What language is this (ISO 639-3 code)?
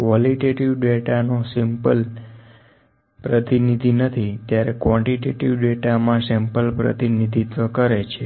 guj